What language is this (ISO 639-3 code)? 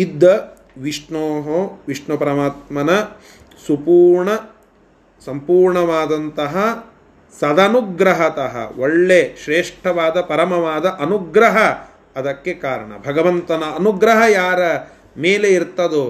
kan